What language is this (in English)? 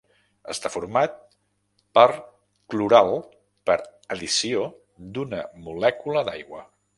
Catalan